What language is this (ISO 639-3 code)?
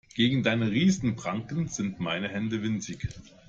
deu